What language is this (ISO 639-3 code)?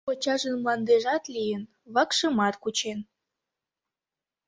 chm